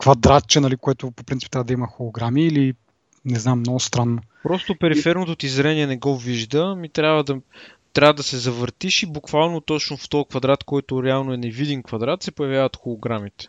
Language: Bulgarian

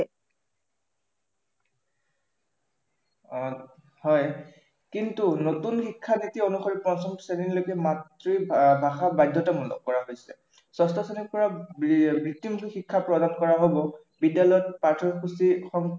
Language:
Assamese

